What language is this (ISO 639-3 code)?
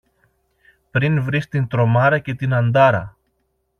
ell